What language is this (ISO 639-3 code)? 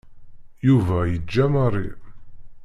kab